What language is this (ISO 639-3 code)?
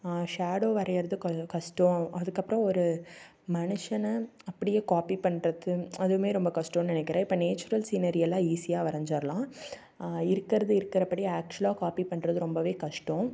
tam